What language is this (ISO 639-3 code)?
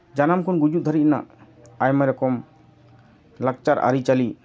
sat